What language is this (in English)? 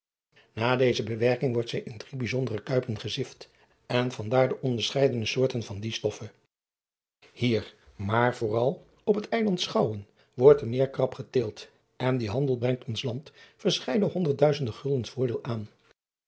Dutch